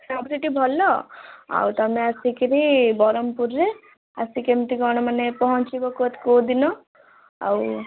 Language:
Odia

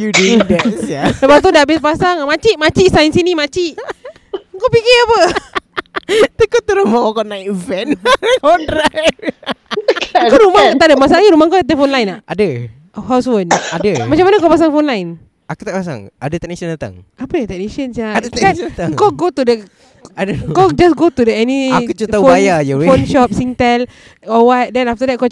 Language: Malay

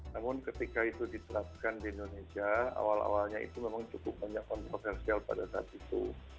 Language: Indonesian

